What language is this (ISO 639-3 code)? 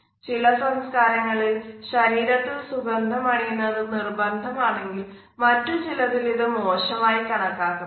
mal